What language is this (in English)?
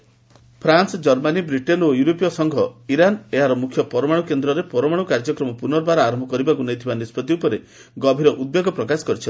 Odia